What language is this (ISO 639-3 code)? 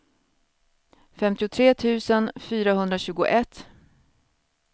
swe